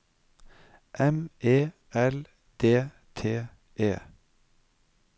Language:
Norwegian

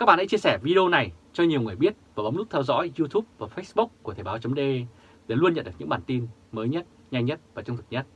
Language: Vietnamese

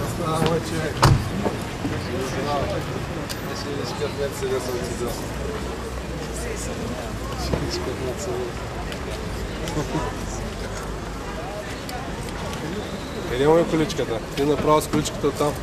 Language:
Bulgarian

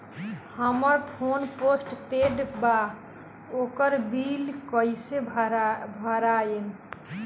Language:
Bhojpuri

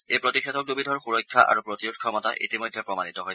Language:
Assamese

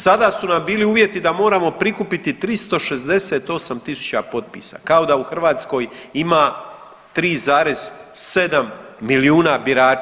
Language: Croatian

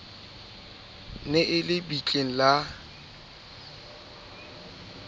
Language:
Southern Sotho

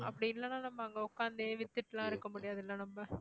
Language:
Tamil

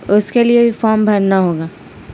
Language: Urdu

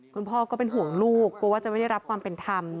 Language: Thai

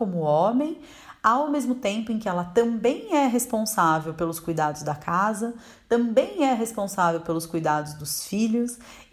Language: Portuguese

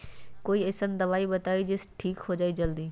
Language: Magahi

